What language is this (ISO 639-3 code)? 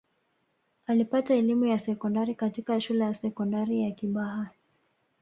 swa